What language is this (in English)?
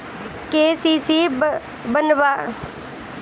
Bhojpuri